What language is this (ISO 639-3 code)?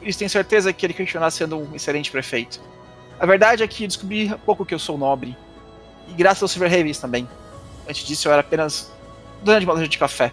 por